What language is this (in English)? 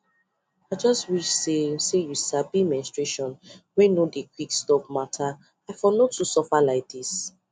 Nigerian Pidgin